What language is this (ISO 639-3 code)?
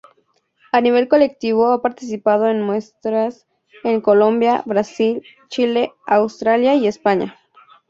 spa